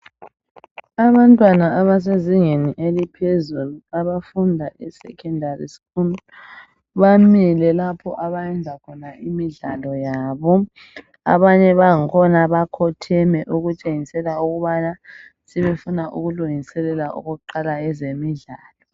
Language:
North Ndebele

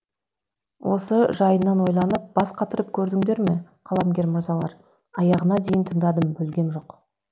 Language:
Kazakh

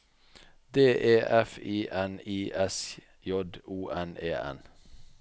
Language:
Norwegian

